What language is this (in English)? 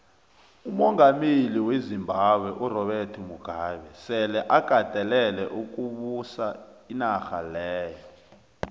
South Ndebele